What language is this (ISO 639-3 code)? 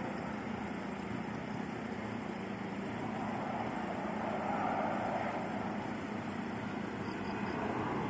ind